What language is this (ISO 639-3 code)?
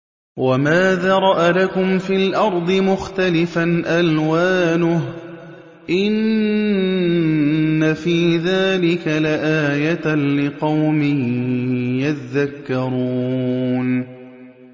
ara